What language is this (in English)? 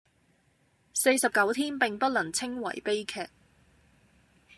Cantonese